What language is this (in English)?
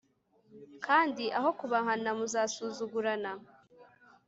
Kinyarwanda